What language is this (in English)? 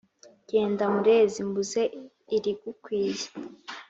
Kinyarwanda